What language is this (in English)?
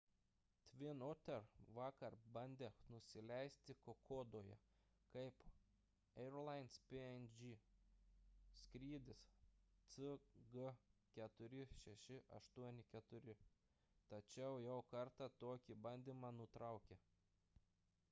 Lithuanian